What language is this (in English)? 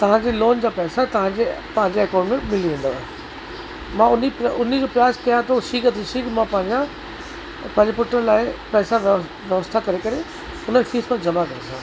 Sindhi